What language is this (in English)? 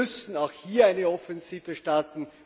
German